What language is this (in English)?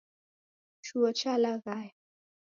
Taita